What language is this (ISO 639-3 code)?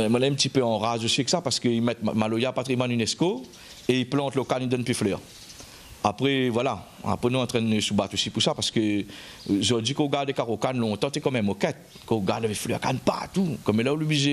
fra